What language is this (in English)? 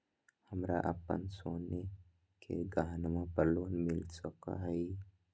Magahi